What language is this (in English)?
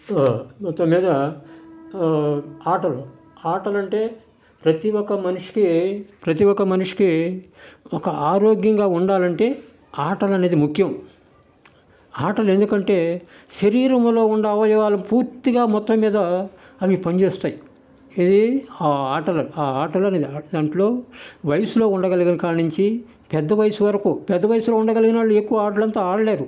Telugu